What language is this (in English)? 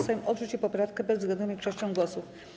Polish